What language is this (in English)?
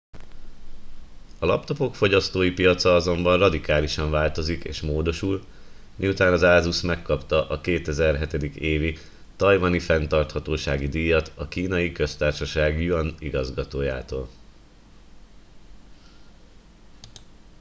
Hungarian